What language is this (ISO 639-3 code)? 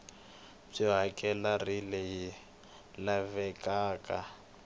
tso